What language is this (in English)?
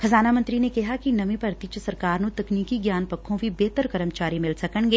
Punjabi